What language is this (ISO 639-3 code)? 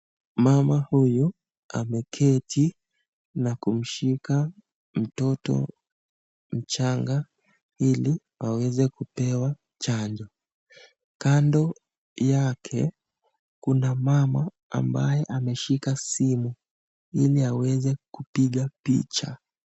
swa